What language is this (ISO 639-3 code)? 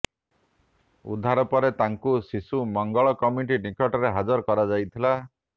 ori